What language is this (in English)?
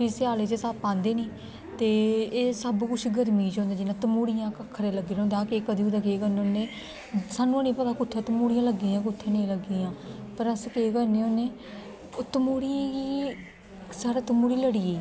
Dogri